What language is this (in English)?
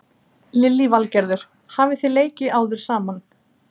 Icelandic